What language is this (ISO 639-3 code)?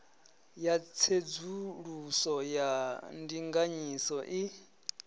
ven